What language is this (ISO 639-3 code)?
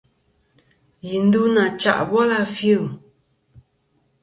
bkm